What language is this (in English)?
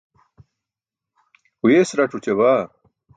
Burushaski